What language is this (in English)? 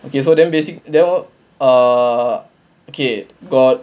English